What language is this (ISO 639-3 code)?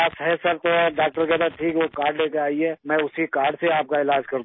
urd